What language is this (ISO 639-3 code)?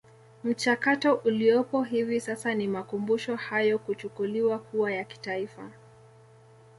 swa